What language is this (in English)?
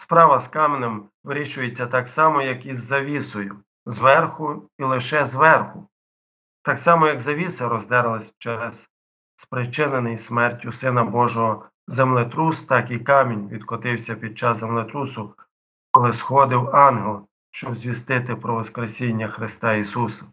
Ukrainian